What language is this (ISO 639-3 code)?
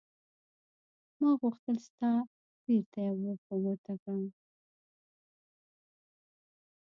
pus